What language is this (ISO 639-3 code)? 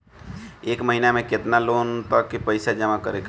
bho